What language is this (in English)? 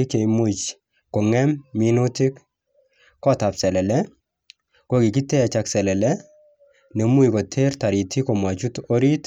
Kalenjin